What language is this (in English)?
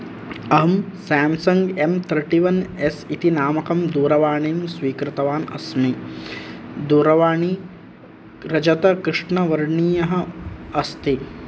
Sanskrit